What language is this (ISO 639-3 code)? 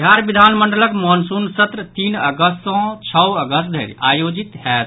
mai